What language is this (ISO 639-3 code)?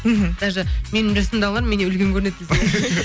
kaz